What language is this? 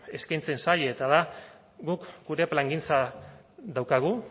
Basque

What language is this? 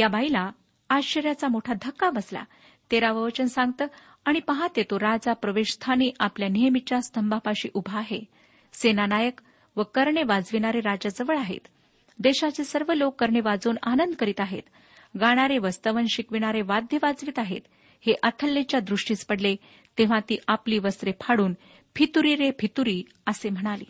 Marathi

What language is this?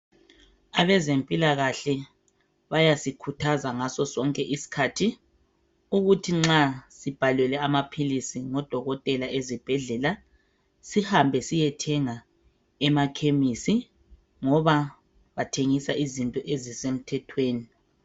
North Ndebele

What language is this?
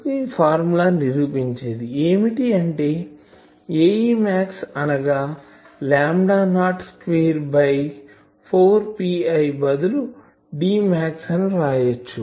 Telugu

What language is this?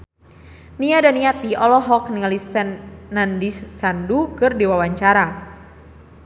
Sundanese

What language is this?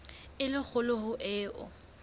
Southern Sotho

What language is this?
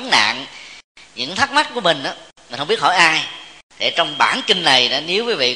Vietnamese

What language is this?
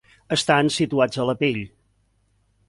Catalan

